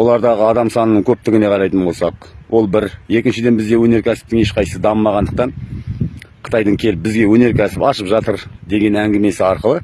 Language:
Turkish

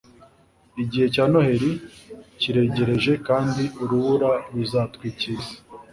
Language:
Kinyarwanda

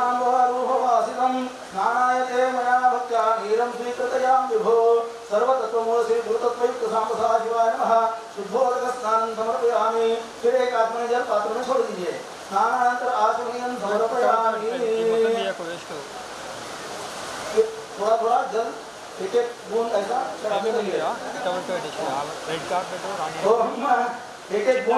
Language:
Hindi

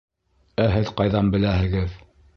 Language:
Bashkir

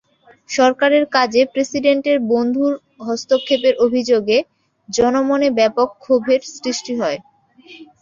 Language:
Bangla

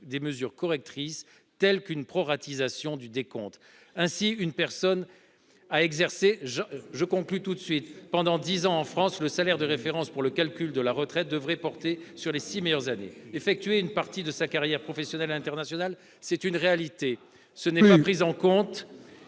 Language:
French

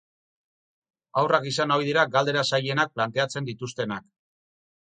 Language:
Basque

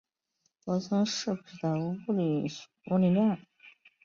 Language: Chinese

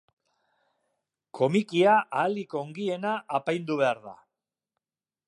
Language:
Basque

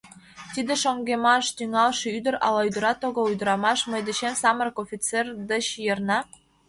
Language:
Mari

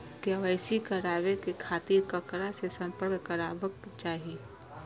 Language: Maithili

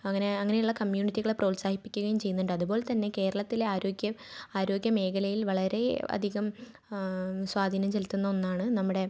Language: Malayalam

